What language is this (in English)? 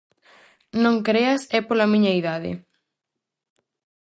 Galician